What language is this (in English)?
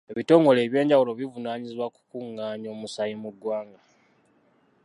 Ganda